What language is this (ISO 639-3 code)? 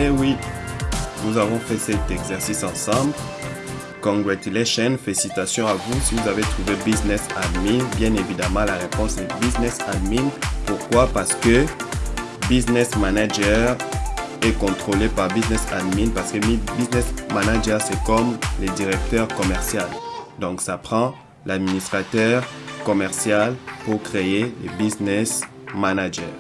fra